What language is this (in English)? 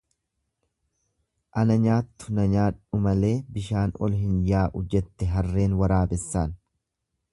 Oromo